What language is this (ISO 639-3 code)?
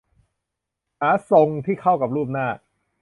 tha